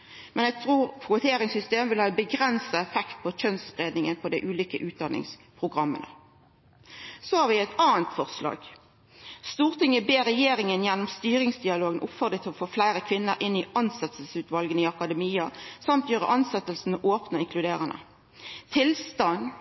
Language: Norwegian Nynorsk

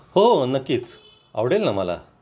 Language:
Marathi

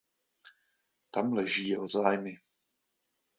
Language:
Czech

